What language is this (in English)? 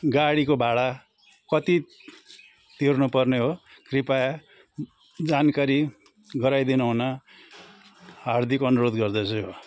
Nepali